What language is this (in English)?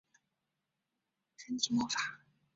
Chinese